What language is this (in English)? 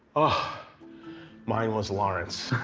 English